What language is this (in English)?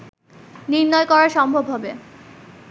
Bangla